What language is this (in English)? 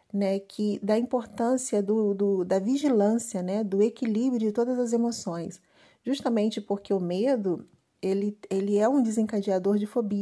Portuguese